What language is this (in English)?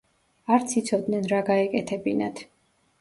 Georgian